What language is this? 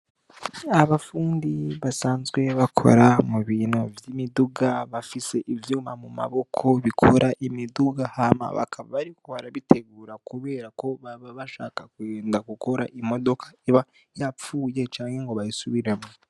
Rundi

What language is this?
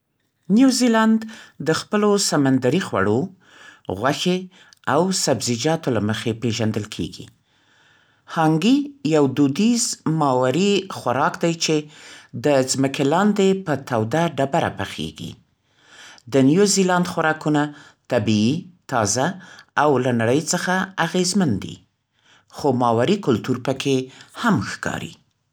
Central Pashto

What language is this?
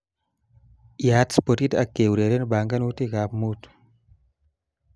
Kalenjin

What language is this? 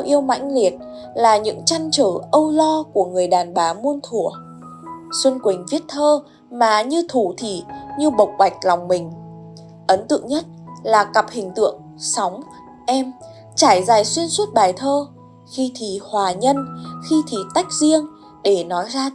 Vietnamese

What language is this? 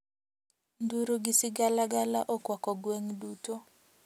Luo (Kenya and Tanzania)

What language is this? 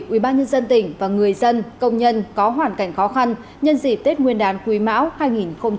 Vietnamese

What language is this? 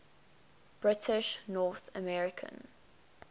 English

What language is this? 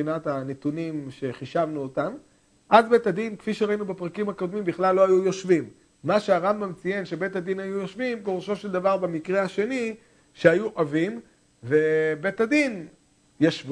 Hebrew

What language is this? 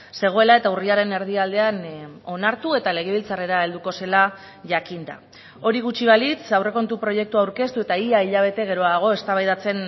Basque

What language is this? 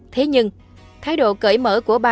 Vietnamese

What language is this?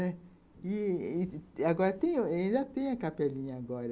Portuguese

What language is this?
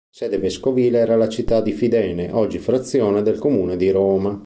Italian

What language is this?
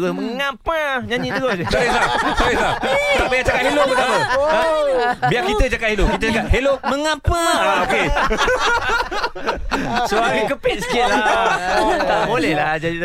Malay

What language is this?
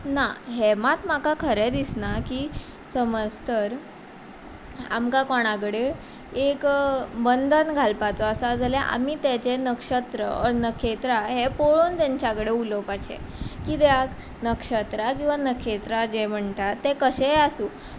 Konkani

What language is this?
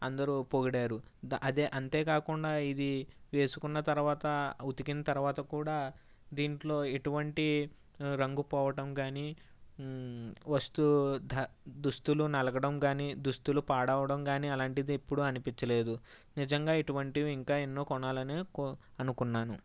Telugu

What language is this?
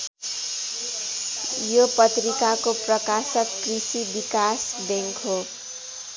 Nepali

